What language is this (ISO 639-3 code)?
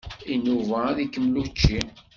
kab